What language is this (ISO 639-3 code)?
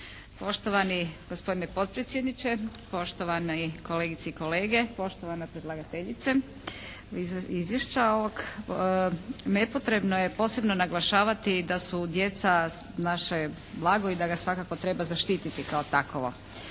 hrv